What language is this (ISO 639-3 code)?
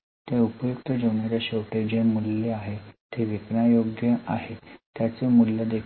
mar